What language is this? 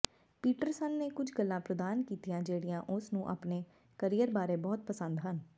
Punjabi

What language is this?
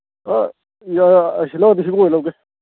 Manipuri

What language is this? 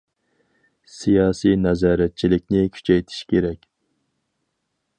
Uyghur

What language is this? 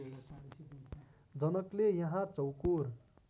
Nepali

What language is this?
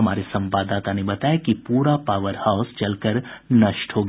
Hindi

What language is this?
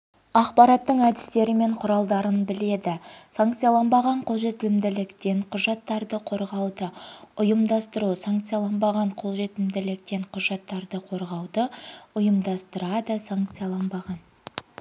Kazakh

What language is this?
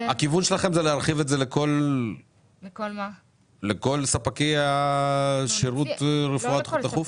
Hebrew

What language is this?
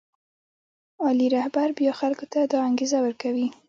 Pashto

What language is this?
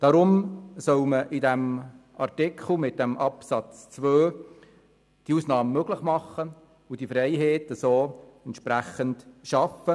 Swiss German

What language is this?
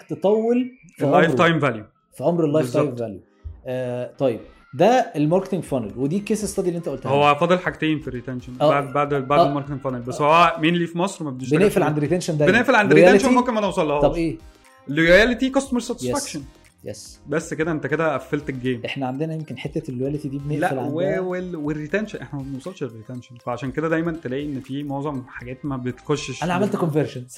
Arabic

